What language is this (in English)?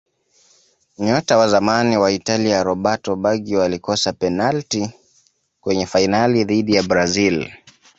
Swahili